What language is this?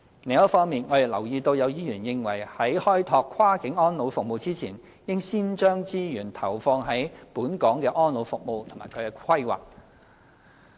Cantonese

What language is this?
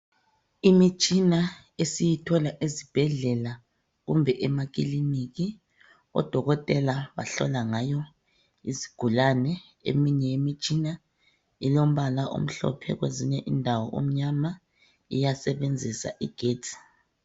North Ndebele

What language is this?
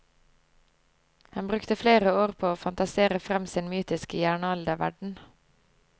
Norwegian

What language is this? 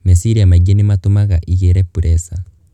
Kikuyu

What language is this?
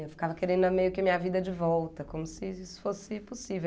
Portuguese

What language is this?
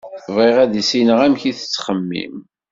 Kabyle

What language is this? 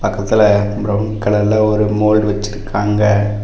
Tamil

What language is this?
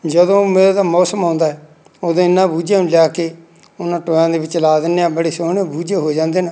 Punjabi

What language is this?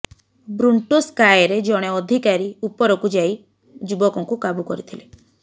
Odia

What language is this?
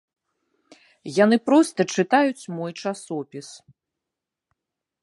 Belarusian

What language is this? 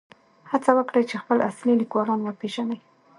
Pashto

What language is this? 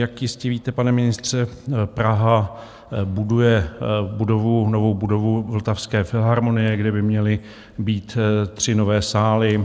Czech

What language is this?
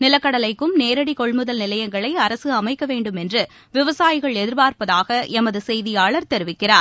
Tamil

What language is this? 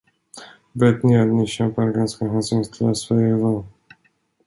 Swedish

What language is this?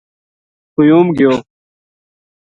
Gujari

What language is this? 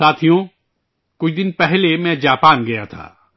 Urdu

